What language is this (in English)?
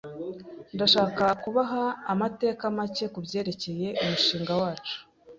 Kinyarwanda